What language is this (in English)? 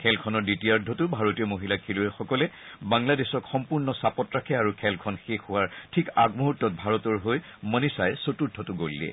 Assamese